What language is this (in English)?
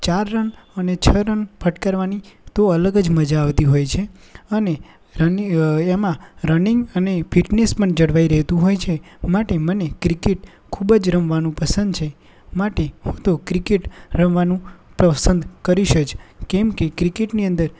Gujarati